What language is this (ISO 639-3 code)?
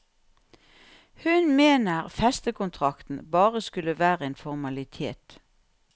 nor